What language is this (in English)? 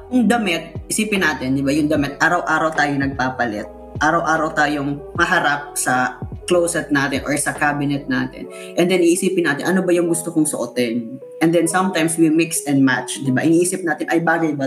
Filipino